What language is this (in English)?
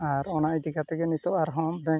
Santali